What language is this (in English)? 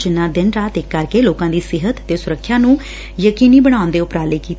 Punjabi